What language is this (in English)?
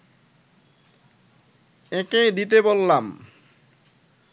Bangla